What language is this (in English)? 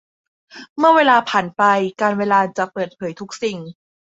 Thai